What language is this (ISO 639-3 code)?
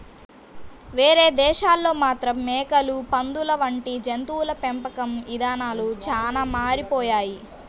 tel